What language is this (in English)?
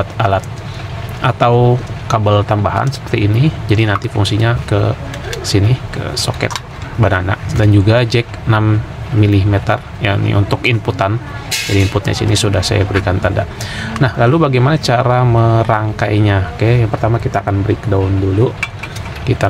Indonesian